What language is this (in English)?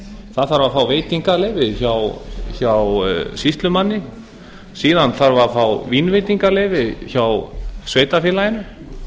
Icelandic